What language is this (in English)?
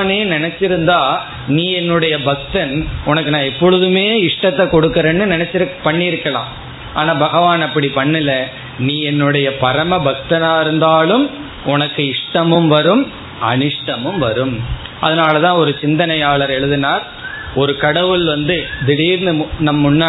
Tamil